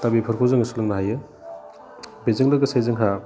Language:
Bodo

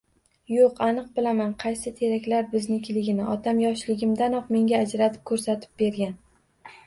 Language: Uzbek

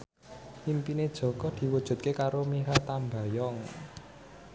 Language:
Javanese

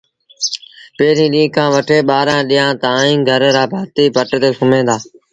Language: Sindhi Bhil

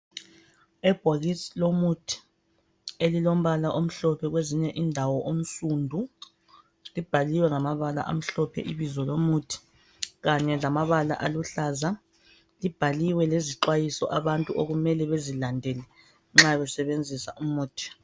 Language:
North Ndebele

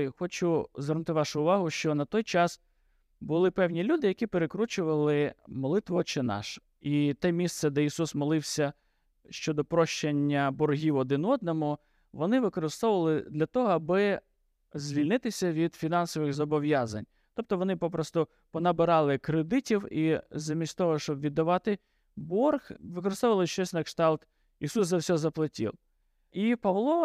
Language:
Ukrainian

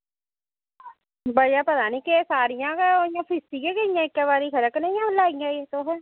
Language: Dogri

